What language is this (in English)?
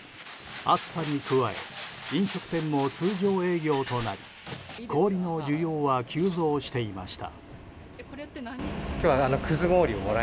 Japanese